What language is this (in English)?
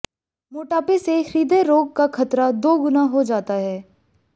Hindi